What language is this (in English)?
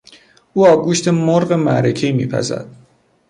Persian